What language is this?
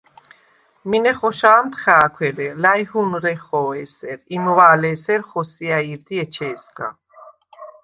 Svan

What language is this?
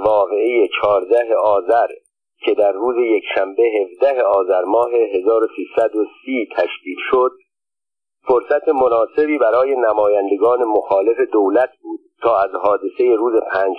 Persian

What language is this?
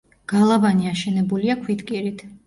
Georgian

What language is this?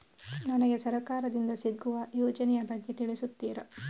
Kannada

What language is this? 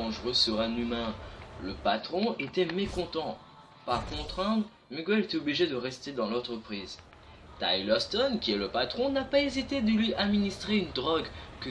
French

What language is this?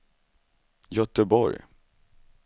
Swedish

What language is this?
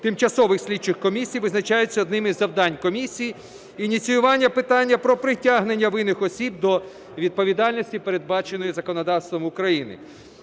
Ukrainian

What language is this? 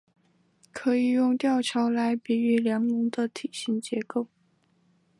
Chinese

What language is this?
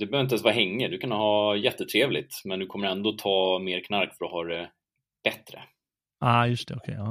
Swedish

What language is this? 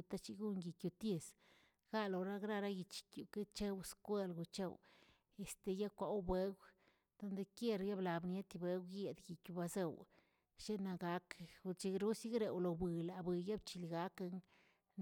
Tilquiapan Zapotec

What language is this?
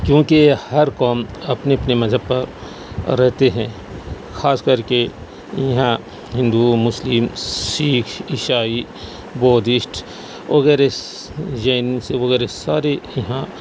Urdu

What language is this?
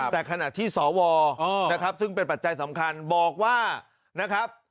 Thai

